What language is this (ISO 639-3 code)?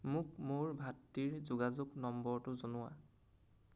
asm